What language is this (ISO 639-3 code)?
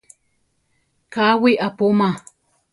tar